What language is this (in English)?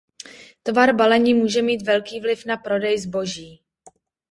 Czech